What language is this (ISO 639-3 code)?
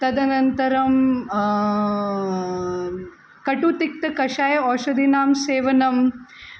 san